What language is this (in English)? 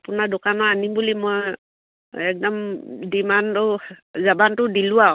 Assamese